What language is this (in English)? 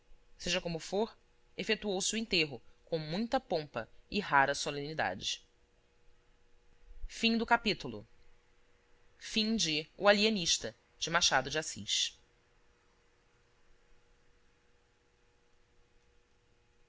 Portuguese